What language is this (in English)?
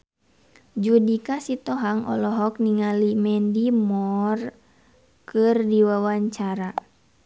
Sundanese